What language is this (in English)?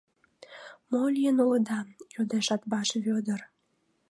Mari